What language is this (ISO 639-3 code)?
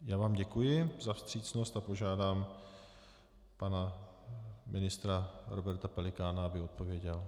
ces